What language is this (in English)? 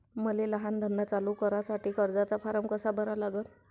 Marathi